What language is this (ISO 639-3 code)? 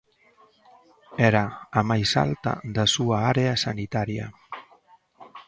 glg